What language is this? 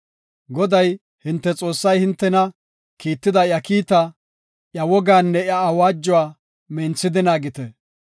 Gofa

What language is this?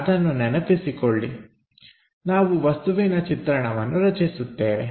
Kannada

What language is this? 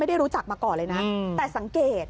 Thai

